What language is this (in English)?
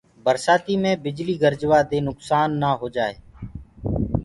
Gurgula